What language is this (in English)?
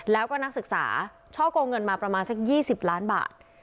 Thai